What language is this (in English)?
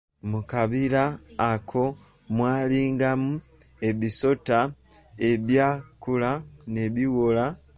Ganda